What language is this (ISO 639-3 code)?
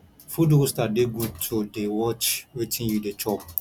pcm